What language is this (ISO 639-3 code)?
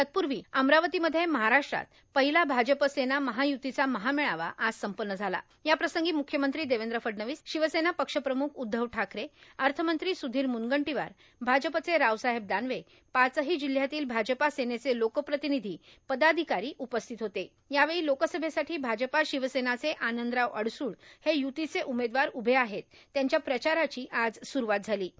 mar